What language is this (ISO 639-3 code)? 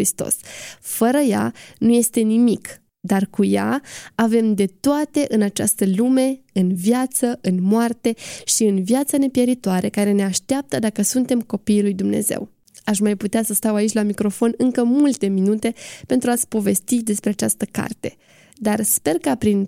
ron